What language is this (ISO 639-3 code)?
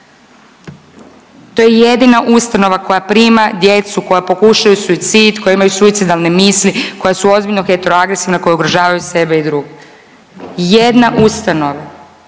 hrv